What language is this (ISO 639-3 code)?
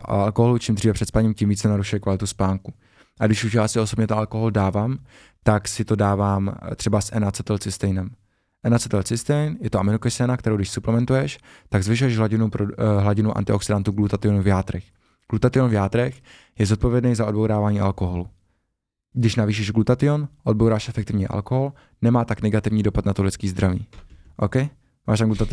ces